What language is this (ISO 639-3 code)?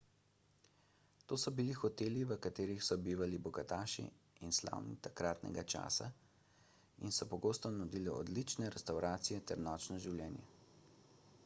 slv